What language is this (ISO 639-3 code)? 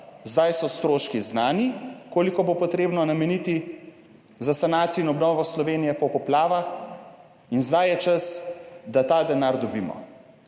slv